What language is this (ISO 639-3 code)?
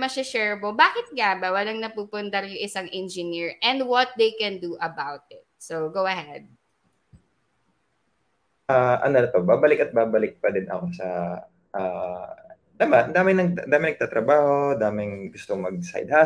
fil